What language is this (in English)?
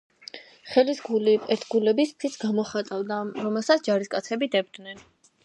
Georgian